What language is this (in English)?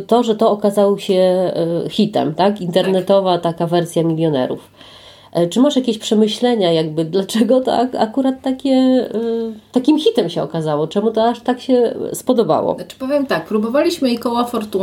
Polish